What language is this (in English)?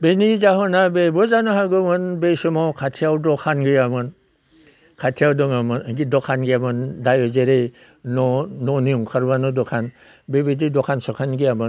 Bodo